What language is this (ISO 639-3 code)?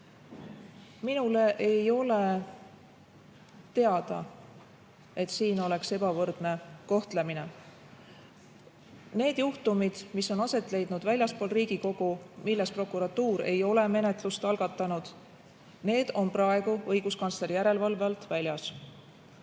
est